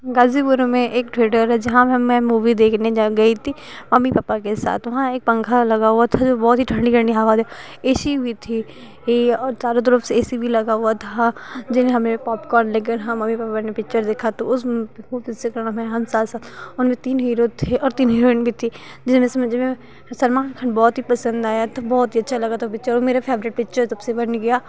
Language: Hindi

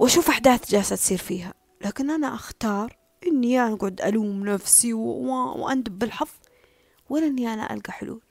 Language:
Arabic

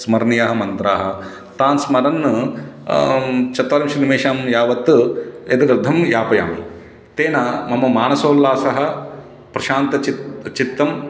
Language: Sanskrit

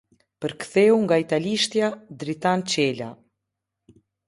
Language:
Albanian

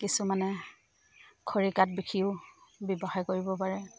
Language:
Assamese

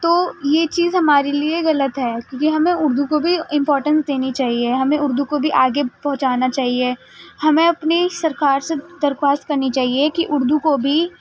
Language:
Urdu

